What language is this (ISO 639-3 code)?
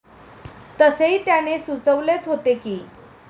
mar